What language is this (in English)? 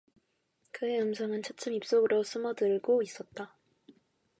Korean